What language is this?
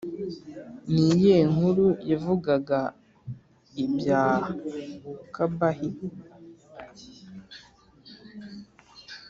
Kinyarwanda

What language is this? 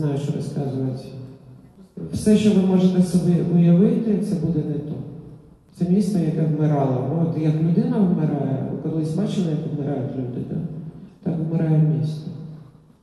Ukrainian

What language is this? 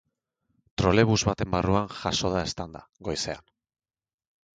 Basque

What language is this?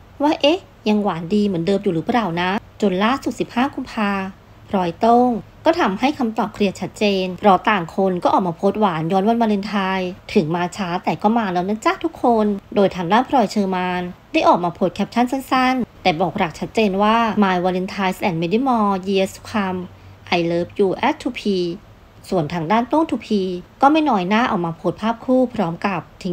Thai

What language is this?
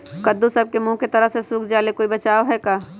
Magahi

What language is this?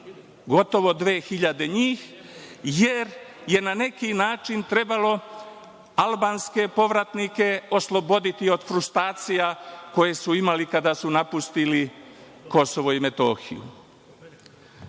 Serbian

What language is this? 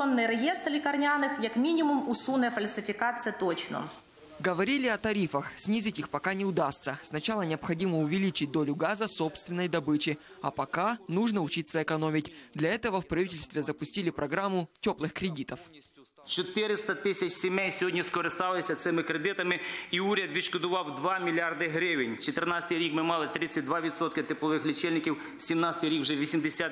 Russian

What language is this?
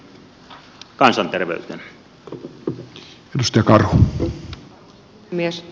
Finnish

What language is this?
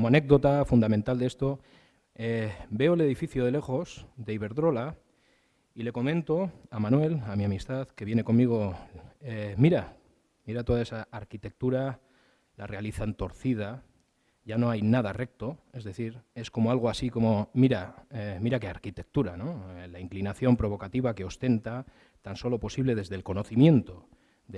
Spanish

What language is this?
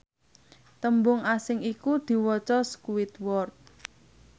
Javanese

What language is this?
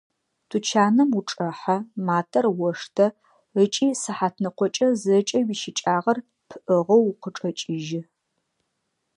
Adyghe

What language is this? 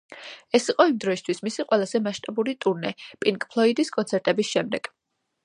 Georgian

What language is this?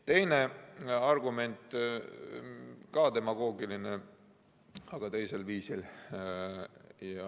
Estonian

